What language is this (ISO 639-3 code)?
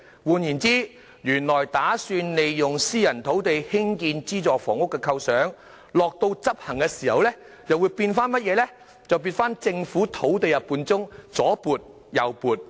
yue